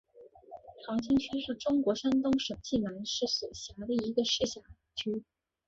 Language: Chinese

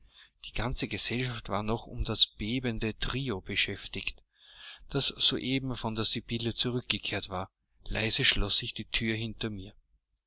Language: German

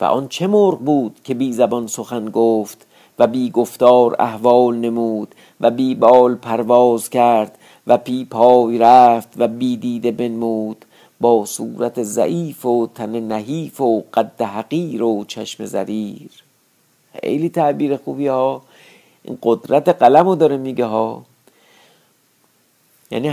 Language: Persian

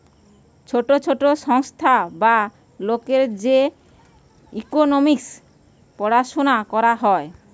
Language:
Bangla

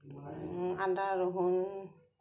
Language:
Assamese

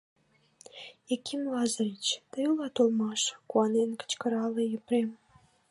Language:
Mari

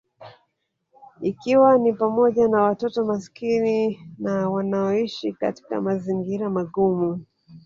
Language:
Swahili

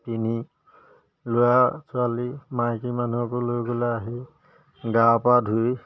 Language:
Assamese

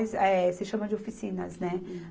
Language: Portuguese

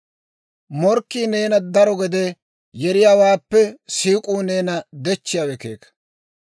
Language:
Dawro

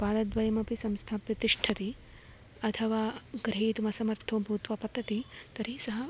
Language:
Sanskrit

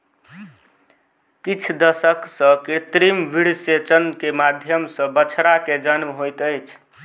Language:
Maithili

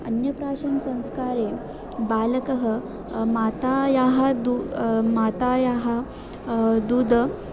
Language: Sanskrit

